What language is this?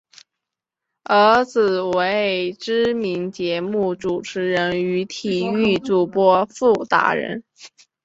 Chinese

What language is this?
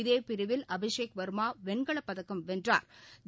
Tamil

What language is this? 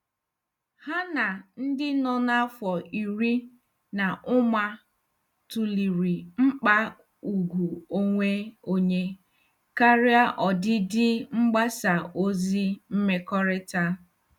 Igbo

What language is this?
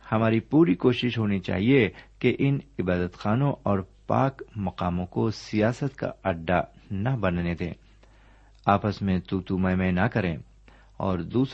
Urdu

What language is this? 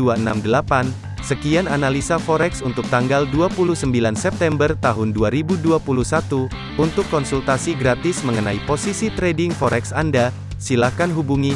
Indonesian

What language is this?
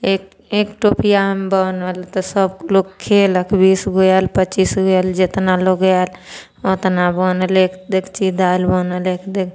Maithili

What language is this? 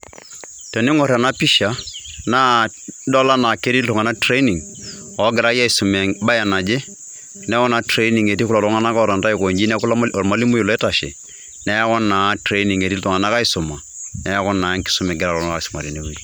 Masai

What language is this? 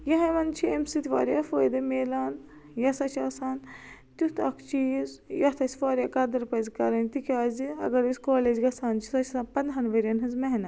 Kashmiri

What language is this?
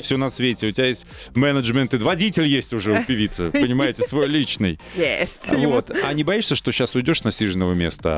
Russian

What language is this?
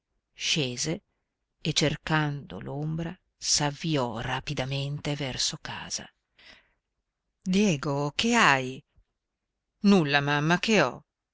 Italian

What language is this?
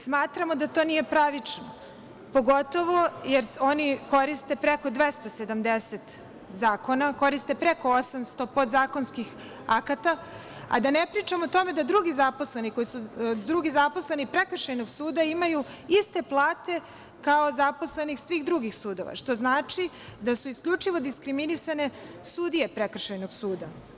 Serbian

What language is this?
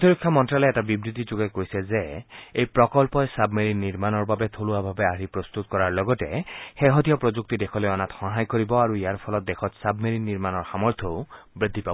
Assamese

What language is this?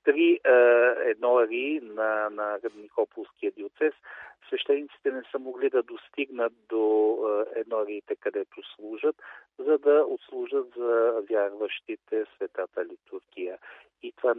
Bulgarian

